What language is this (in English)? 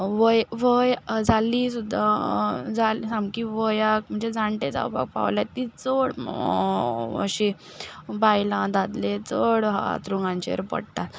Konkani